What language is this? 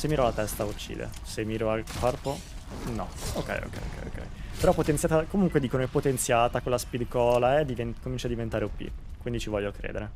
Italian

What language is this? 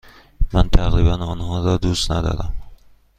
Persian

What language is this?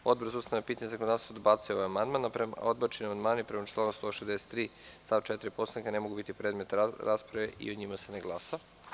Serbian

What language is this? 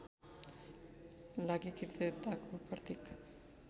Nepali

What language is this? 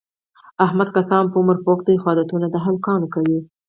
Pashto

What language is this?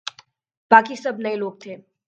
Urdu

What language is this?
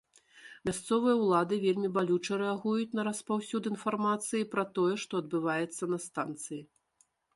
Belarusian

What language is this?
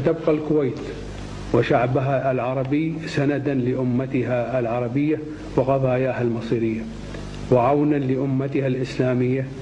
Arabic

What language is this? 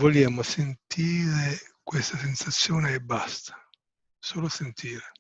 Italian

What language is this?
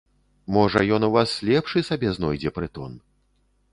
Belarusian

